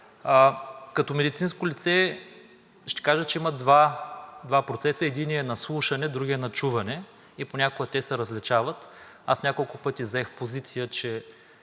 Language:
Bulgarian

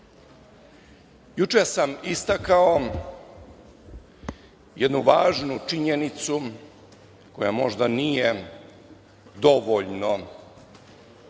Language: Serbian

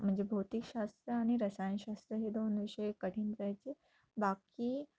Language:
Marathi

